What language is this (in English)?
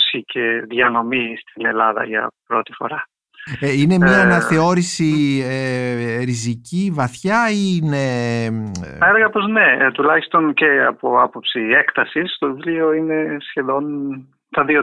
Greek